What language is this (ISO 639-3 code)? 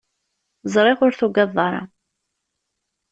kab